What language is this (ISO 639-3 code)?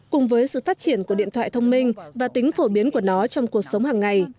vie